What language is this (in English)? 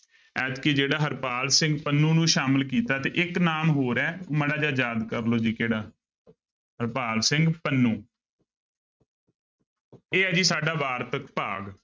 Punjabi